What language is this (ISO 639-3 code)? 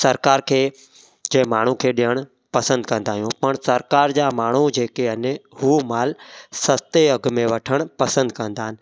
snd